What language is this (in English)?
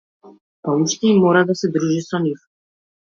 Macedonian